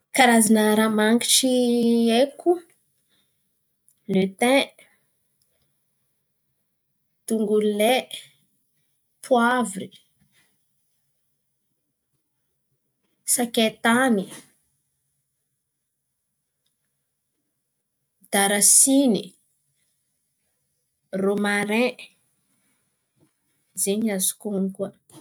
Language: Antankarana Malagasy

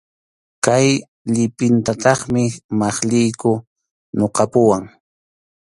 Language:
Arequipa-La Unión Quechua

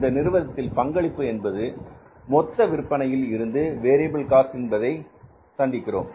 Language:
Tamil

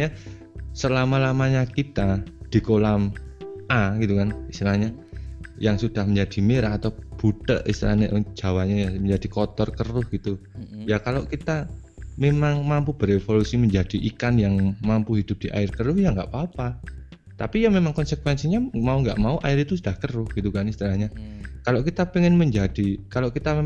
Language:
Indonesian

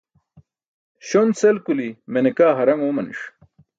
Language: Burushaski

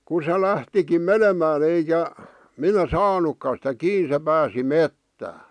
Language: Finnish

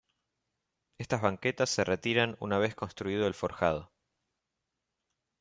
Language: Spanish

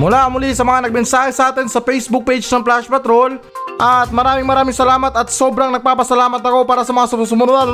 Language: Filipino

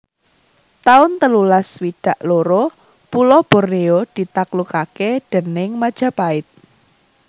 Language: Javanese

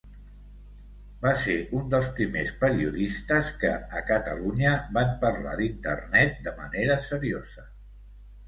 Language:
Catalan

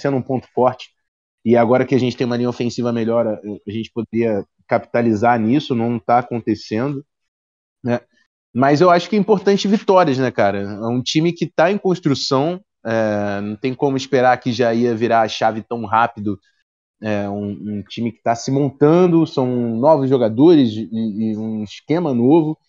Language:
Portuguese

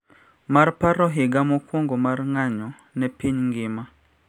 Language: Luo (Kenya and Tanzania)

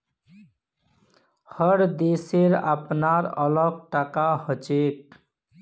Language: Magahi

